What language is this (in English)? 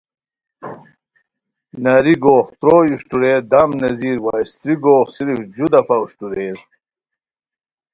Khowar